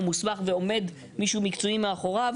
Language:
Hebrew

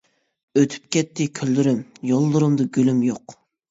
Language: Uyghur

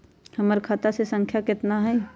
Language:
Magahi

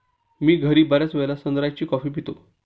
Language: Marathi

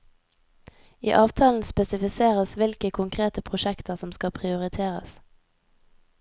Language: Norwegian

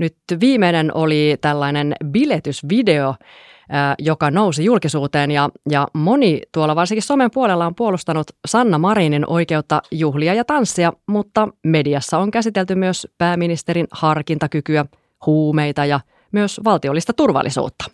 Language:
Finnish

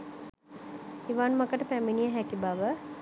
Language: Sinhala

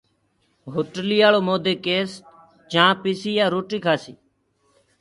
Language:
Gurgula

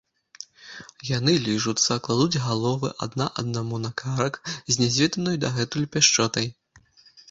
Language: Belarusian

